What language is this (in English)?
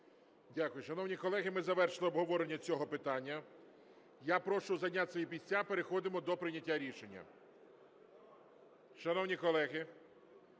Ukrainian